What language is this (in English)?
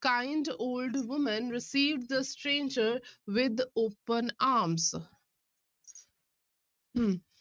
Punjabi